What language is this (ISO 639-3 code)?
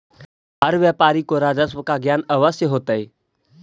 mag